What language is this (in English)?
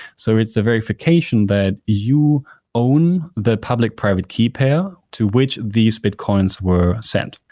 English